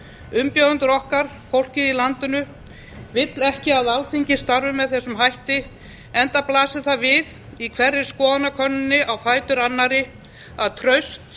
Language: Icelandic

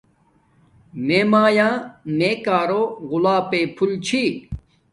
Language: Domaaki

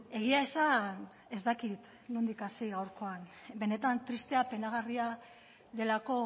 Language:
Basque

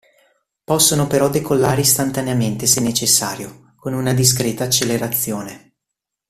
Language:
Italian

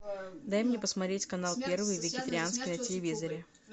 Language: Russian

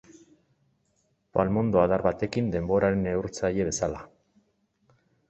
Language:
Basque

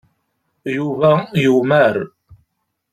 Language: Kabyle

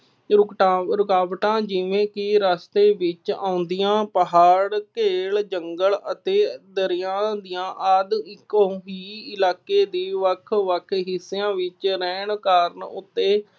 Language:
Punjabi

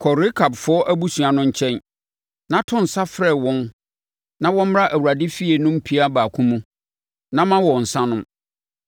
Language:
Akan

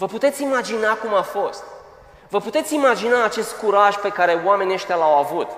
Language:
Romanian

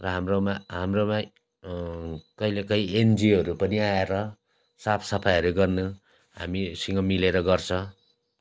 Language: Nepali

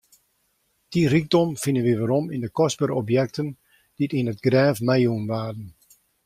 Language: Western Frisian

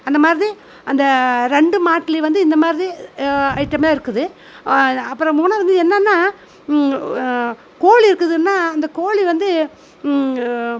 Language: Tamil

